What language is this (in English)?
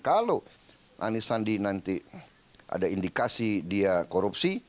Indonesian